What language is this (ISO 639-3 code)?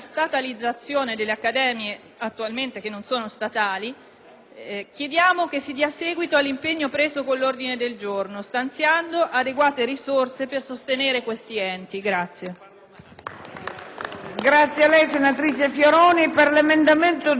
ita